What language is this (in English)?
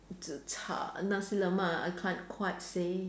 English